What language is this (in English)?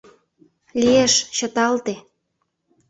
Mari